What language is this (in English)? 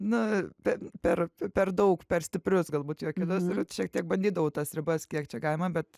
Lithuanian